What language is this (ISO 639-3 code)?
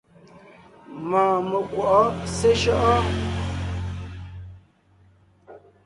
nnh